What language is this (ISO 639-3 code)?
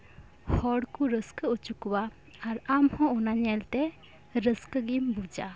sat